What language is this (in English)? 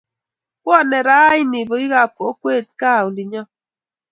Kalenjin